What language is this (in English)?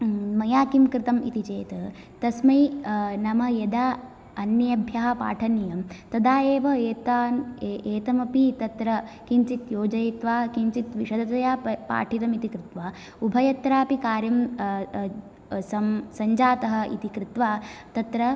Sanskrit